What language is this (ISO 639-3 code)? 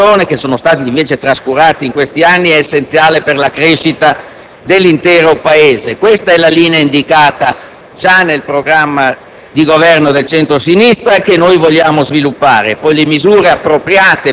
ita